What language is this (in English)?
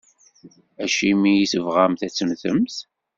Kabyle